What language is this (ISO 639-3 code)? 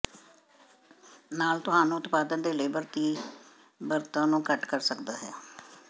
pan